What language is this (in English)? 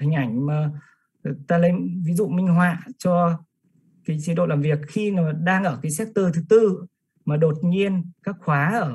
Vietnamese